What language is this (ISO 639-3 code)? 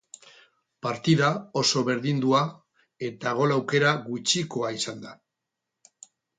eus